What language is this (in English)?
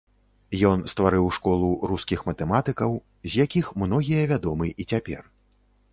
Belarusian